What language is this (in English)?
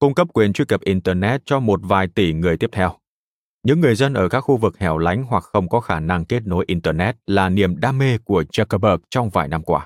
Vietnamese